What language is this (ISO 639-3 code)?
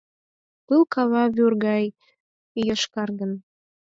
chm